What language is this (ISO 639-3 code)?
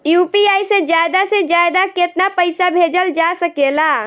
bho